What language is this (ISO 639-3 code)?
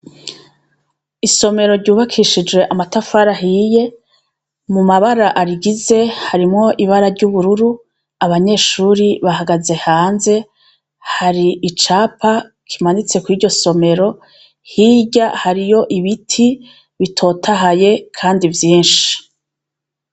run